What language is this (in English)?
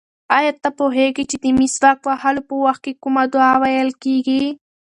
Pashto